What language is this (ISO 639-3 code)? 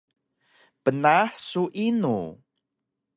trv